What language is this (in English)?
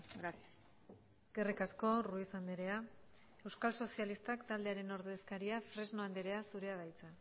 Basque